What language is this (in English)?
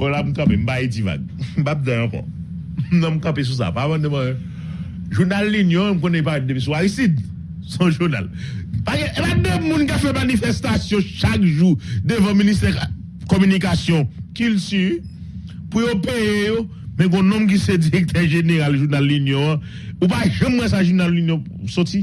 French